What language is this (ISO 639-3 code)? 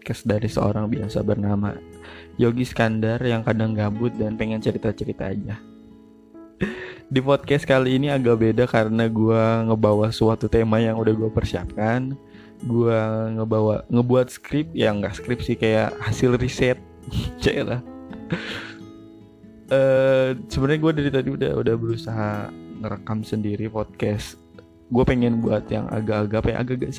ind